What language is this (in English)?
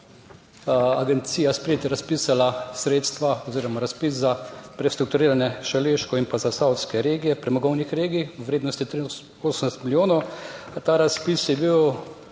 Slovenian